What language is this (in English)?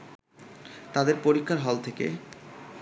Bangla